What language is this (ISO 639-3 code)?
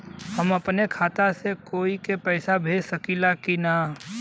bho